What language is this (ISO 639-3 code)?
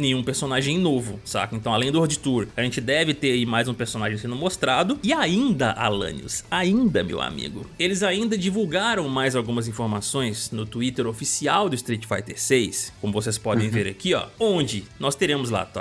por